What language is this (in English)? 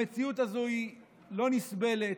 Hebrew